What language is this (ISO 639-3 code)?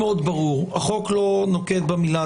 heb